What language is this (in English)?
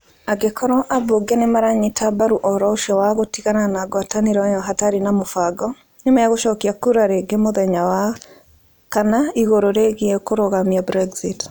Kikuyu